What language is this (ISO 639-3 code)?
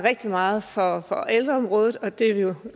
dan